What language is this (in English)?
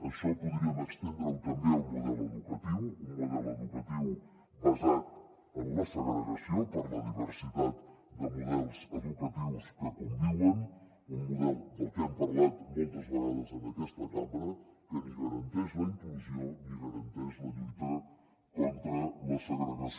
Catalan